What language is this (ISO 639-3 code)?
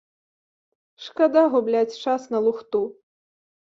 bel